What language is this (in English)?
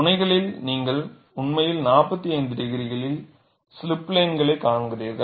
Tamil